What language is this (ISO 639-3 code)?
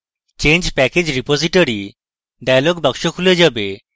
ben